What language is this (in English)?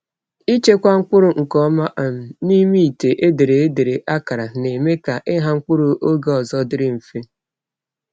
Igbo